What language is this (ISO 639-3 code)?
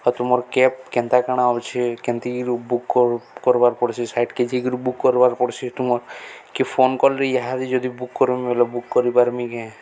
ori